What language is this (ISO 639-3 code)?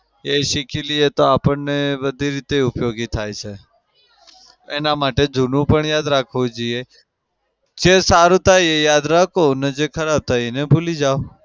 guj